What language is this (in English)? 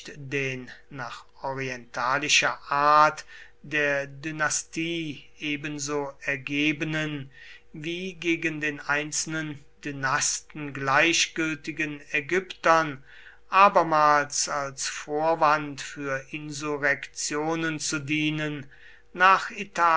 German